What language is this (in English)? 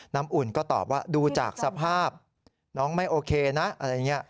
Thai